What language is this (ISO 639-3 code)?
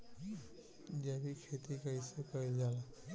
bho